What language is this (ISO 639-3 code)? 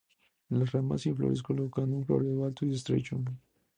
spa